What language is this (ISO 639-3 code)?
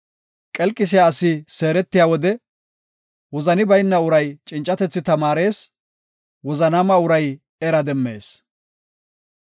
gof